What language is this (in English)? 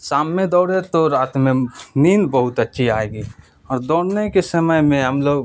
Urdu